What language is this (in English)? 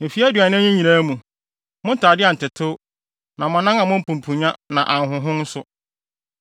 Akan